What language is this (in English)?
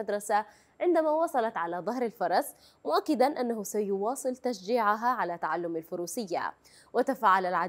Arabic